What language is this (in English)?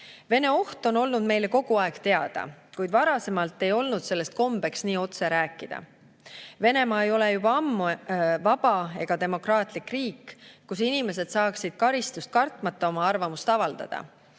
Estonian